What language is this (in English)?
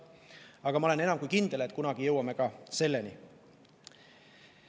Estonian